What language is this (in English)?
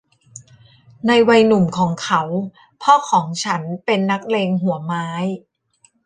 Thai